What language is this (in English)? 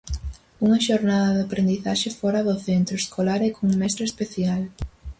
Galician